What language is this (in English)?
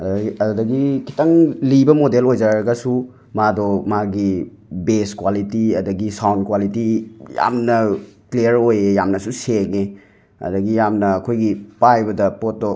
Manipuri